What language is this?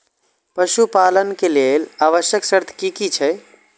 Maithili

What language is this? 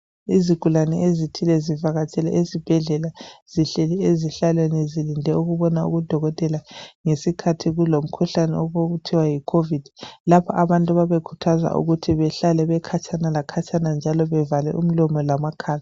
North Ndebele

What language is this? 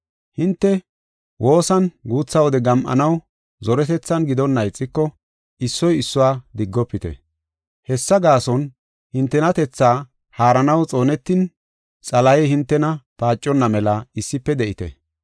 Gofa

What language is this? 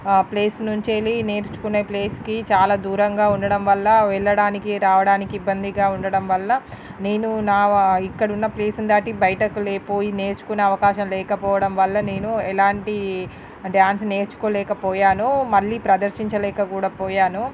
Telugu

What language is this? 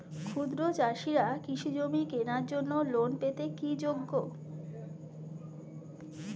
Bangla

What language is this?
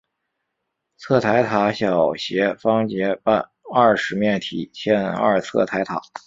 Chinese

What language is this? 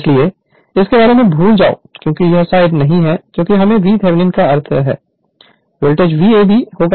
Hindi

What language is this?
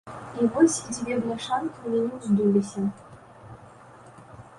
Belarusian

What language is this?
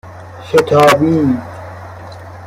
Persian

